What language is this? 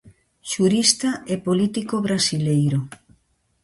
Galician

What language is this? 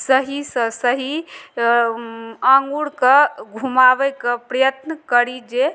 Maithili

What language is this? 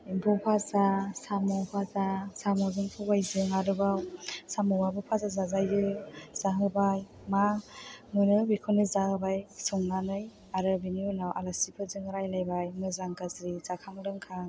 Bodo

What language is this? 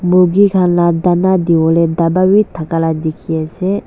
Naga Pidgin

